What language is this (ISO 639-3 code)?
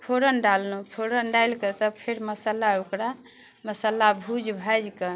mai